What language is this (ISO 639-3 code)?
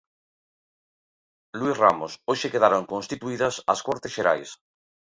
glg